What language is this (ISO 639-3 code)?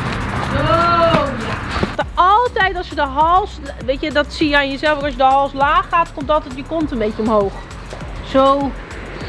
nld